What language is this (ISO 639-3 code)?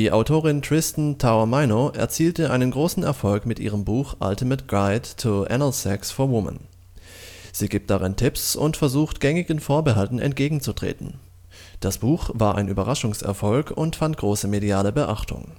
deu